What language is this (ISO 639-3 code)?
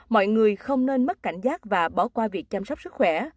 vie